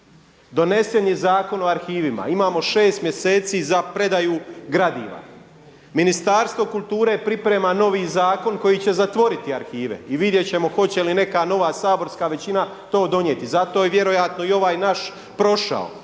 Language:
Croatian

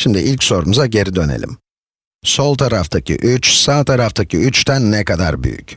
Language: Turkish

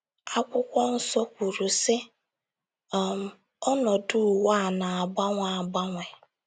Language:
Igbo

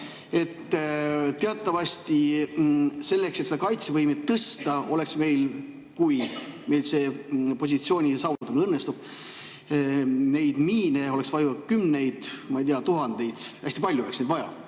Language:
Estonian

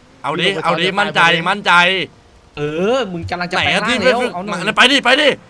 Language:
Thai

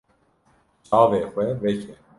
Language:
Kurdish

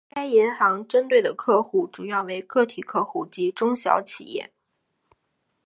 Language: Chinese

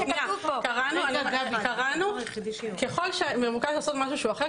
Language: Hebrew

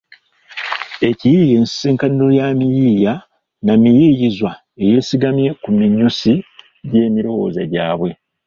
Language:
Ganda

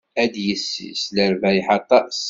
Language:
Kabyle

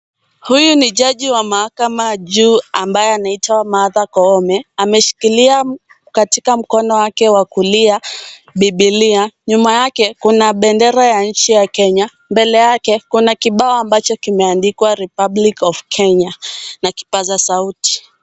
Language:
Swahili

